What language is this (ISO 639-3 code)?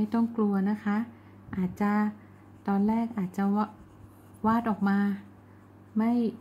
tha